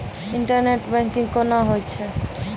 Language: Maithili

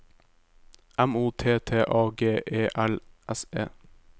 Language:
Norwegian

